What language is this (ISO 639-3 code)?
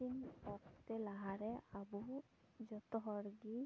sat